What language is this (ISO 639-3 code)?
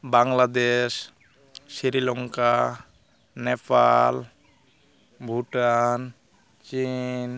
sat